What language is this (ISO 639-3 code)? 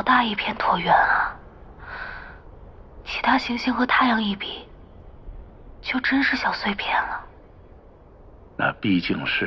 zho